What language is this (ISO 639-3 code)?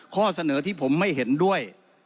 tha